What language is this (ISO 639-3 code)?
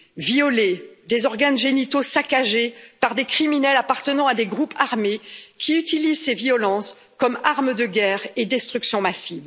fra